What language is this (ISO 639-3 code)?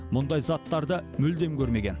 kaz